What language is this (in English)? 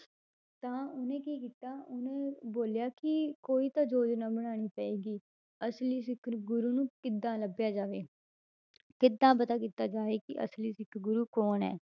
Punjabi